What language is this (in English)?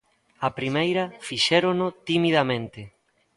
Galician